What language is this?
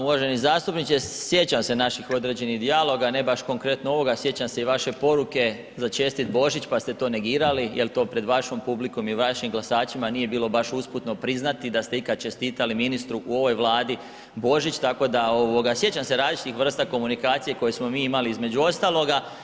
Croatian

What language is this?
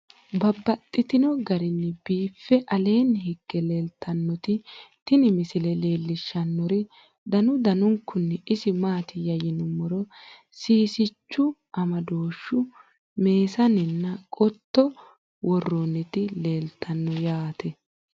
Sidamo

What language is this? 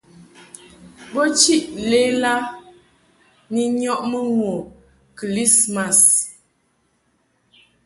Mungaka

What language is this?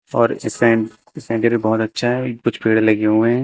Hindi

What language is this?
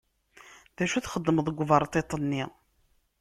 Kabyle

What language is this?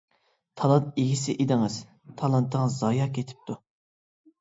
Uyghur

